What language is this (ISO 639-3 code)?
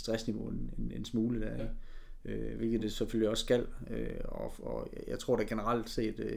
dan